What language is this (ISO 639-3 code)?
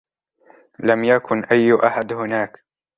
ara